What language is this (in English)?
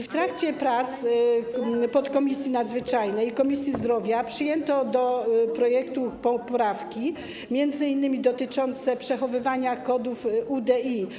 Polish